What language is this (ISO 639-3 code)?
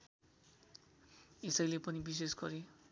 nep